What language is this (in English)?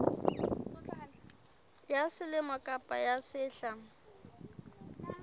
Southern Sotho